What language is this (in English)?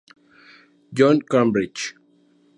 Spanish